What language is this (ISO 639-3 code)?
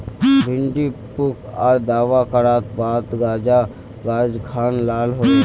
mag